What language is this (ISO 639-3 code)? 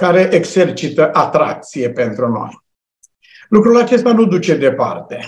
ron